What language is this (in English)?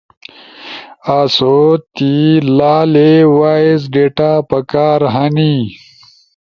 Ushojo